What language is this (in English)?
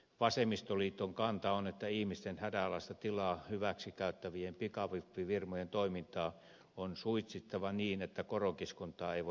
Finnish